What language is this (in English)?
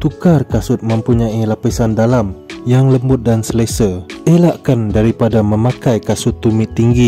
Malay